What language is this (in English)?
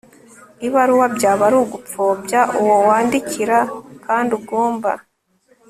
Kinyarwanda